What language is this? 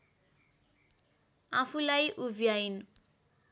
Nepali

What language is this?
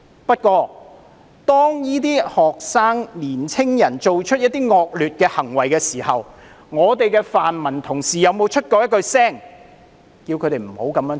Cantonese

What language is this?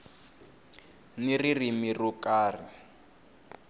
Tsonga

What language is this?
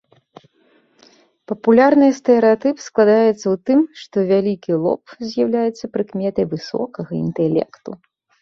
Belarusian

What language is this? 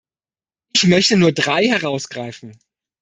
German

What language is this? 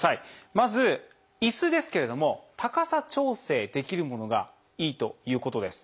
Japanese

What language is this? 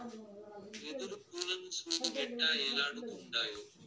Telugu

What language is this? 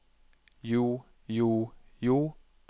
Norwegian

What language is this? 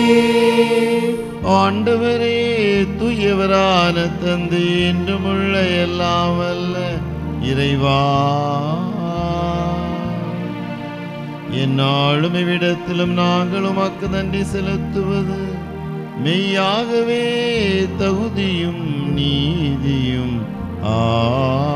Tamil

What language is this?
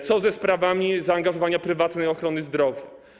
Polish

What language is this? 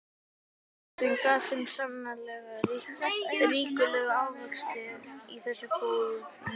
Icelandic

